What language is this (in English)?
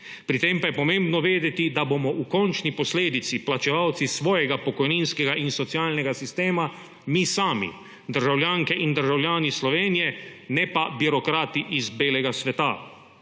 Slovenian